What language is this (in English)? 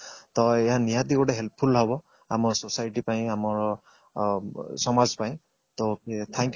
Odia